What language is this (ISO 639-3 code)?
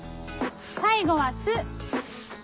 jpn